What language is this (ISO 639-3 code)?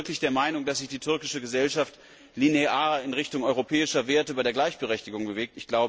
deu